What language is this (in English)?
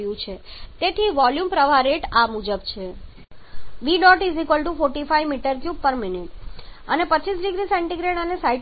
Gujarati